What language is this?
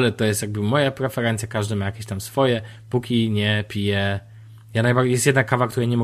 Polish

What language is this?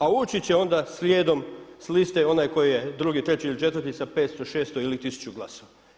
Croatian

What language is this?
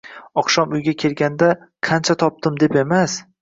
Uzbek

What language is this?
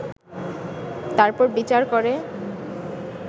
Bangla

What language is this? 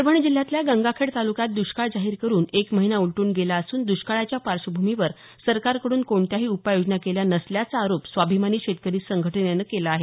Marathi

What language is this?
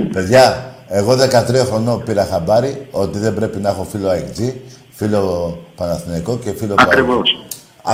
Greek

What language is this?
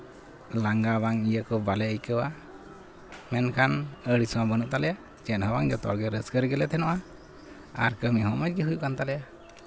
Santali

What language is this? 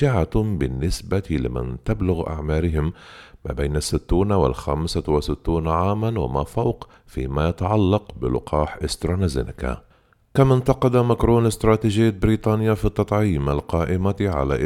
Arabic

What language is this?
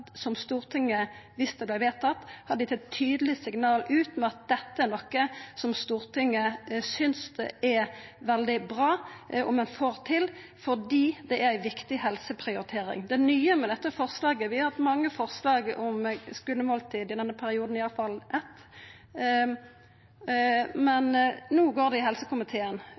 Norwegian Nynorsk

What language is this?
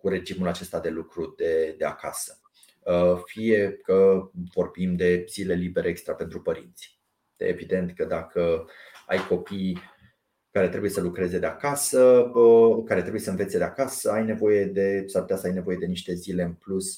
Romanian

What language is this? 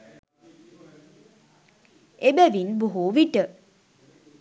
Sinhala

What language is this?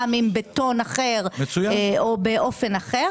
Hebrew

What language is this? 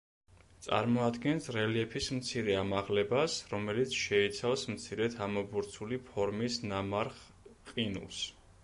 Georgian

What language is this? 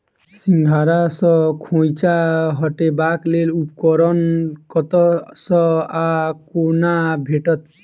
Maithili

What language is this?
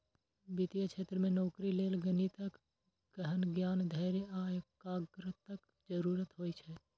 Maithili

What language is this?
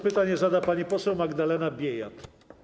Polish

